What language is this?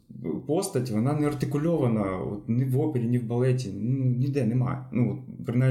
Ukrainian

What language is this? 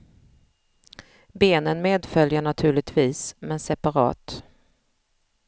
Swedish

